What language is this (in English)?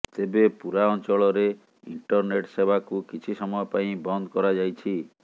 Odia